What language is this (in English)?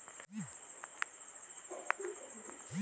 Chhattisgarhi